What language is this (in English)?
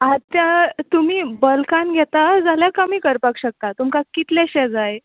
Konkani